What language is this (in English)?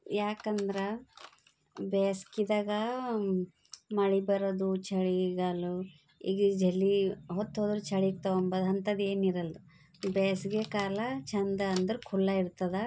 Kannada